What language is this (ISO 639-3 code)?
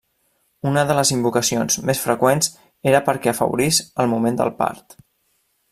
cat